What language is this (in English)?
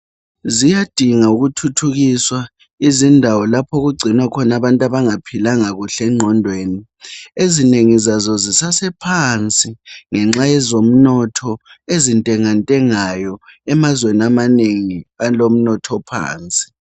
North Ndebele